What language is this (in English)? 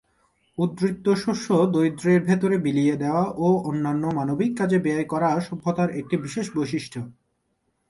Bangla